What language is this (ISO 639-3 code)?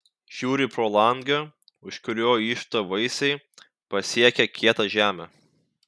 lit